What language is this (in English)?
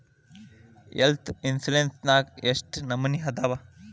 Kannada